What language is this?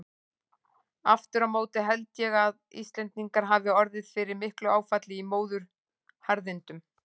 Icelandic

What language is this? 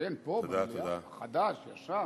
Hebrew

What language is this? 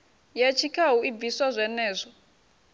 Venda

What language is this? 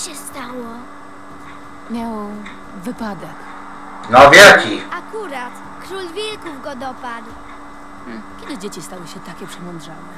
Polish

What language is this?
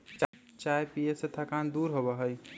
Magahi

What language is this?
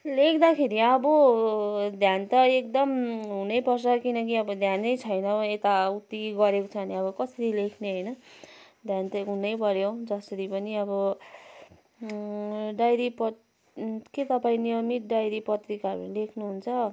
Nepali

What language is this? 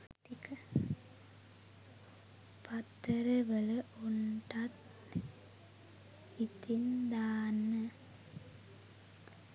Sinhala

